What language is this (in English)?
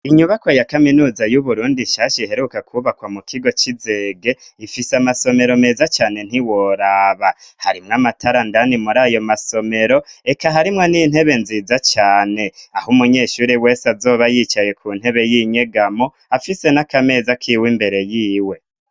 Rundi